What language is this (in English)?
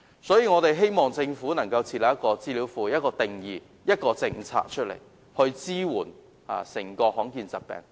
Cantonese